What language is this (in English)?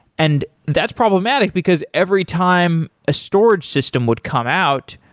English